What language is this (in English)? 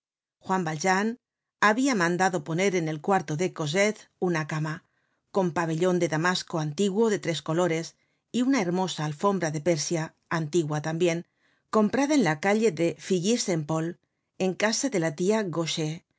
Spanish